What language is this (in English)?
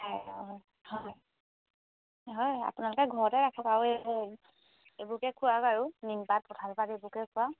Assamese